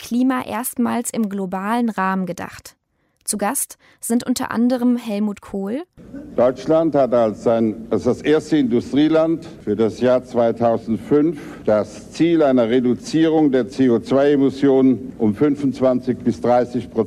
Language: German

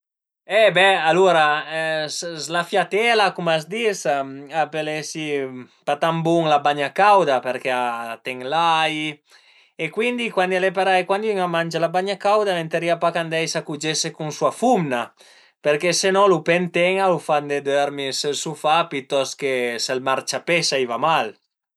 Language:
Piedmontese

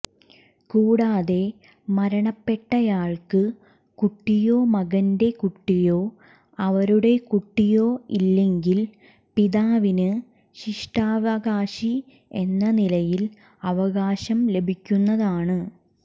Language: Malayalam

